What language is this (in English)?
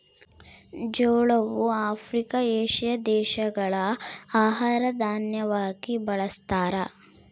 Kannada